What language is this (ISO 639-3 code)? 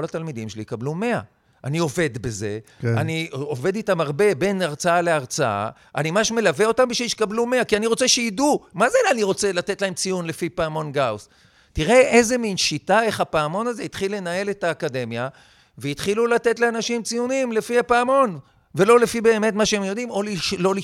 heb